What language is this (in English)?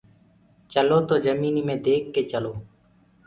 Gurgula